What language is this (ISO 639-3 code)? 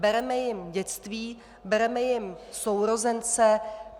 ces